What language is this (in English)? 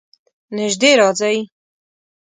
Pashto